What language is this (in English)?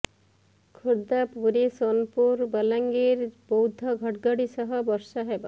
Odia